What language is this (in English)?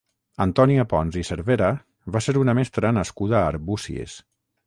Catalan